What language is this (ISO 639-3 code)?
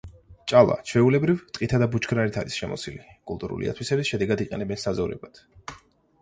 kat